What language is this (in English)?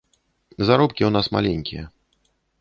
Belarusian